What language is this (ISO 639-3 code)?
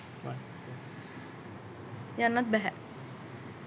sin